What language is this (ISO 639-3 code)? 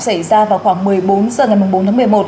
vie